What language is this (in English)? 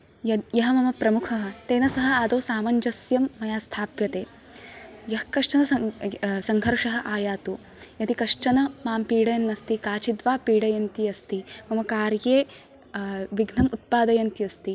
Sanskrit